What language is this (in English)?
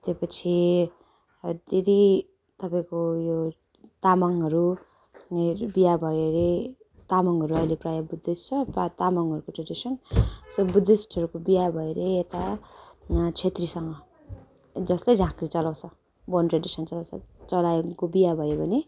Nepali